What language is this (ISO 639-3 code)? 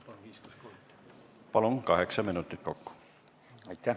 est